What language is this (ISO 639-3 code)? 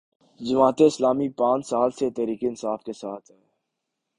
urd